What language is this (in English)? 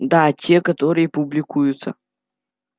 Russian